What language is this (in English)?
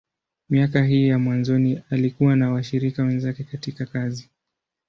Swahili